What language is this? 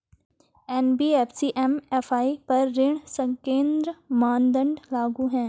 Hindi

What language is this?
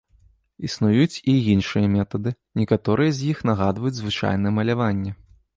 Belarusian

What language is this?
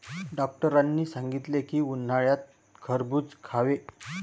Marathi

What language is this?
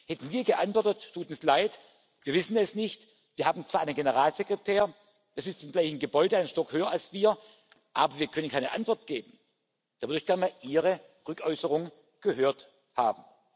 German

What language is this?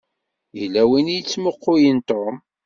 Kabyle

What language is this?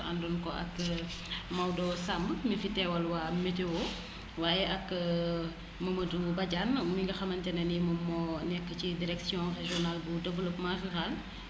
Wolof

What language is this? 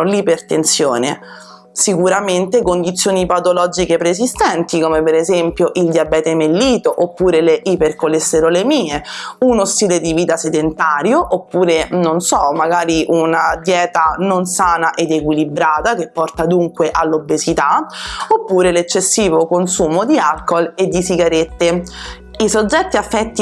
Italian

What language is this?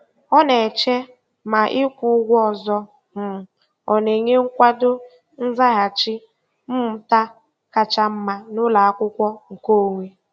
Igbo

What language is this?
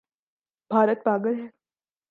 Urdu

